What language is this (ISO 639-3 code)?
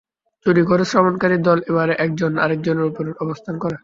ben